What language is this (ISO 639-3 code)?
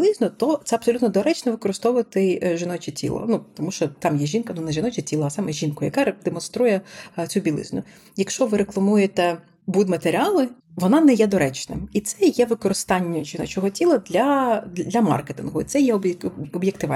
ukr